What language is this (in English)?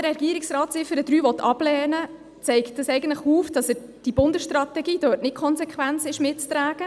Swiss German